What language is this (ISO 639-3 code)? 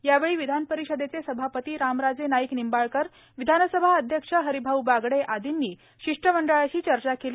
mar